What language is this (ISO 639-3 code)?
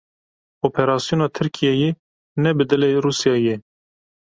kur